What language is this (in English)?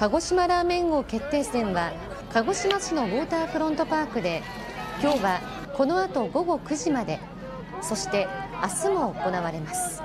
Japanese